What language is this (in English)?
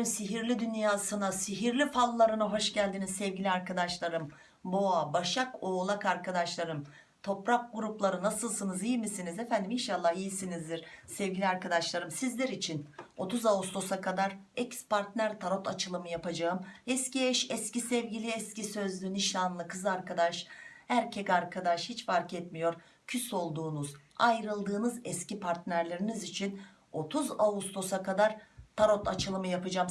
Turkish